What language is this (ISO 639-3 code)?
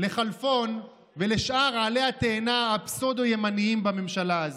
heb